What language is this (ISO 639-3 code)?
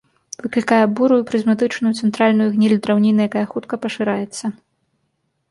bel